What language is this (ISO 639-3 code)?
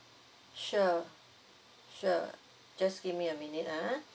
eng